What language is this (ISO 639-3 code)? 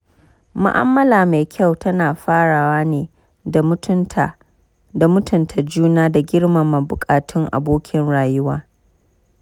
hau